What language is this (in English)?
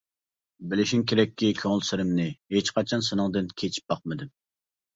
Uyghur